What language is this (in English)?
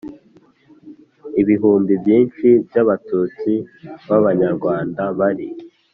Kinyarwanda